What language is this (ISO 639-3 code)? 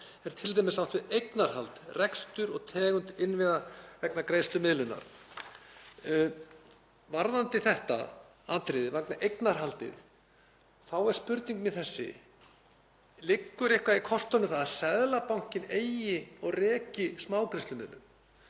isl